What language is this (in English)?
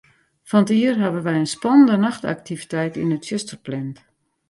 Western Frisian